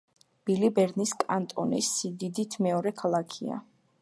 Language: Georgian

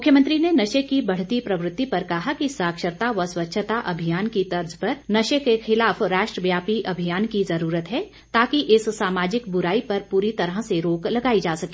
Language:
Hindi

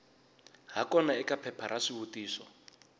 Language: Tsonga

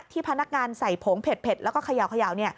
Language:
Thai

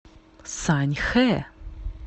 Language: Russian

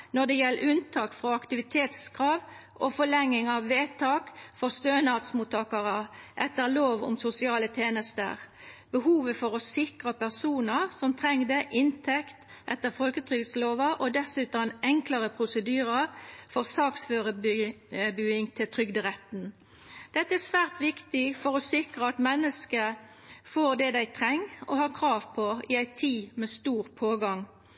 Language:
Norwegian Nynorsk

